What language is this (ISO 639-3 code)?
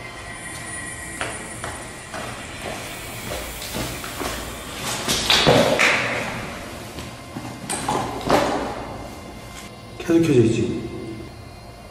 kor